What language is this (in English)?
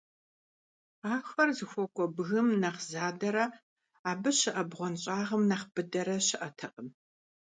Kabardian